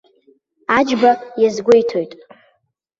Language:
Abkhazian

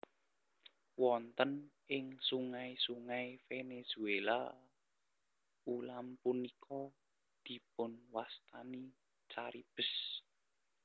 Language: Javanese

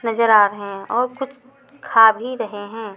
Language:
Hindi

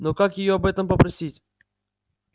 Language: Russian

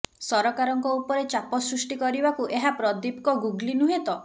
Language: Odia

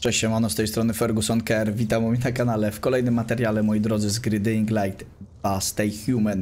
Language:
Polish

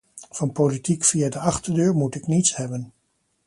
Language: Dutch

